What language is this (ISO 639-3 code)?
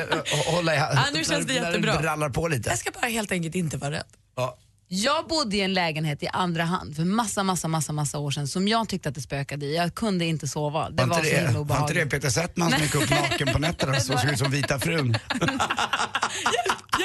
swe